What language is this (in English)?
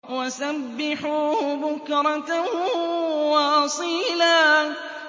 Arabic